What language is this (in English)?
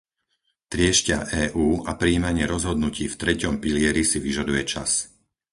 Slovak